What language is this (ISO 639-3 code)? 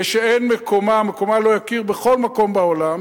heb